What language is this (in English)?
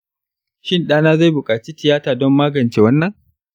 Hausa